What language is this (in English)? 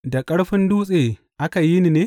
Hausa